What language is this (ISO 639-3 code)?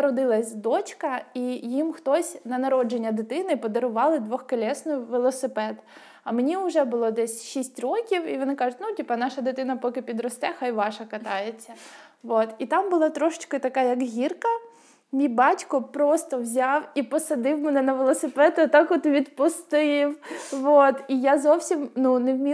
ukr